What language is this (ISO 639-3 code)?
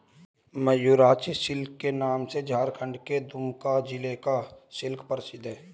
hin